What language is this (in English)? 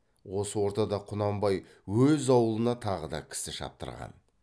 Kazakh